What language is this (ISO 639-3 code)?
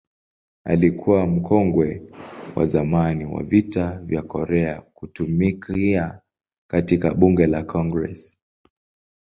swa